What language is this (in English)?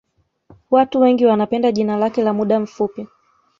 Swahili